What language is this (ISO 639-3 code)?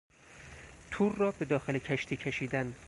fas